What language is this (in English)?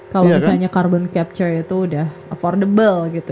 Indonesian